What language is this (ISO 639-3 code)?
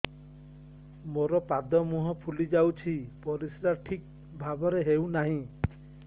ori